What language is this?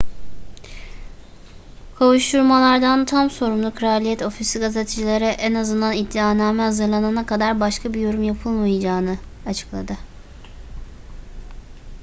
Turkish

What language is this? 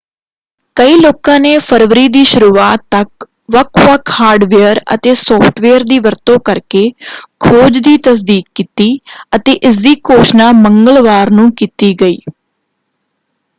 Punjabi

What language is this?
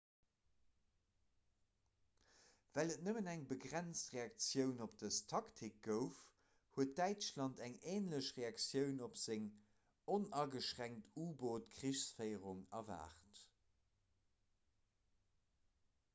Luxembourgish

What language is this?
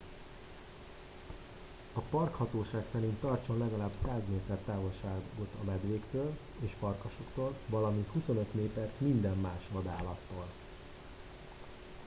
Hungarian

